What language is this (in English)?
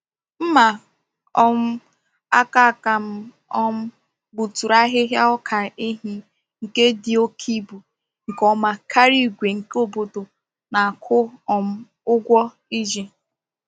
Igbo